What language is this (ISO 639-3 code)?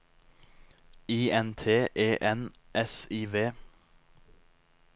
nor